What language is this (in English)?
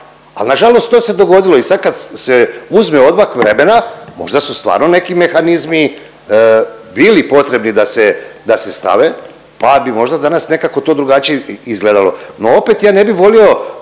Croatian